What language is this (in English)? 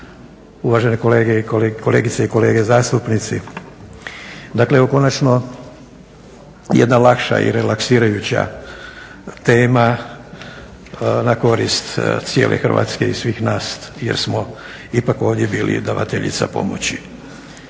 Croatian